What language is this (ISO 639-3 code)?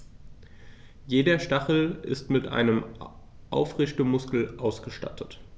deu